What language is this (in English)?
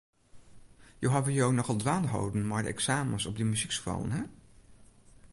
Western Frisian